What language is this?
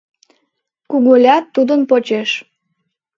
Mari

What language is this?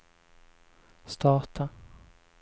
Swedish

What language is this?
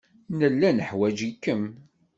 Kabyle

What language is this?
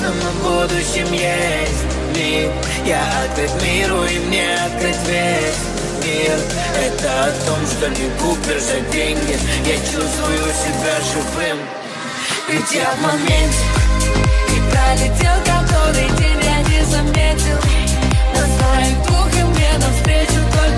Russian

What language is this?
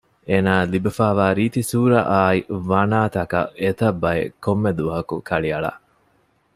Divehi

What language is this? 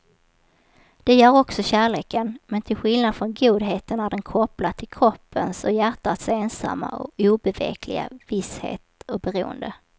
Swedish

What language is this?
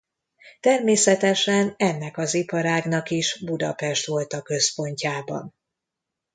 Hungarian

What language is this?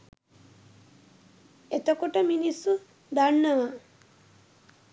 Sinhala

